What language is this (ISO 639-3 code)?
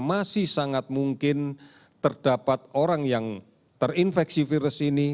ind